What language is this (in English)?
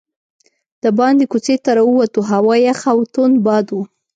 Pashto